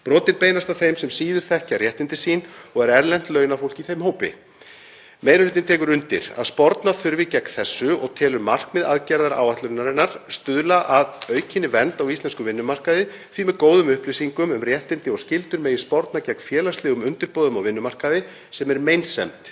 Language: Icelandic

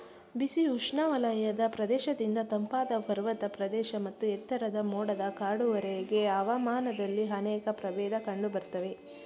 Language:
Kannada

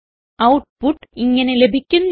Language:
Malayalam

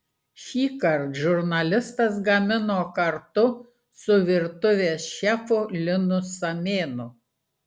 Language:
Lithuanian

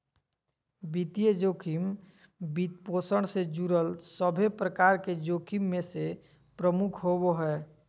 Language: Magahi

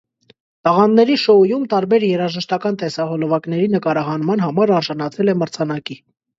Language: Armenian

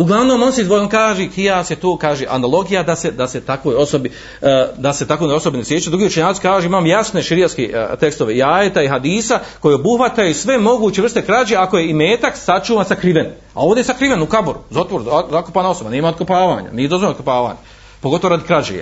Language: Croatian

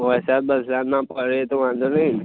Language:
Gujarati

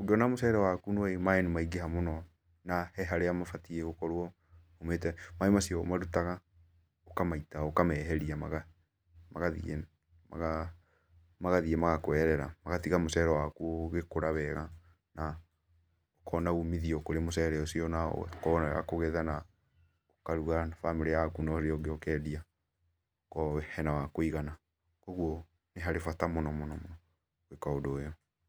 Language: Kikuyu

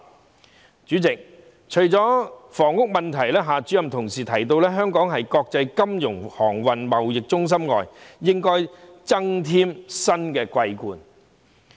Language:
Cantonese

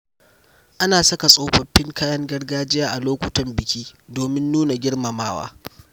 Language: Hausa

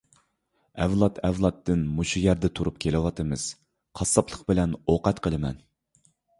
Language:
Uyghur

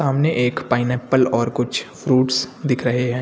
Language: Hindi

